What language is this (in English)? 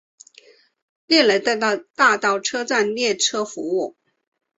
Chinese